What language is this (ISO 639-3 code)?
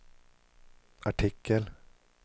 swe